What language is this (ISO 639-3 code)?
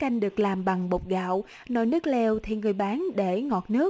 vie